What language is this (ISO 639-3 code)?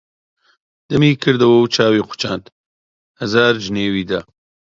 ckb